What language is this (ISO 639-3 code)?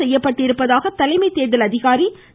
tam